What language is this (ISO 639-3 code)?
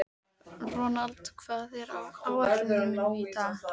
isl